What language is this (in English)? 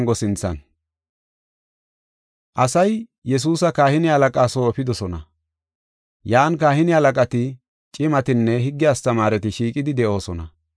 Gofa